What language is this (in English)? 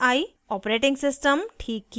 Hindi